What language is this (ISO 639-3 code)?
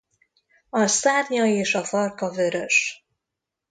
hun